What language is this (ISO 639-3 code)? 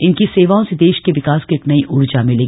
hin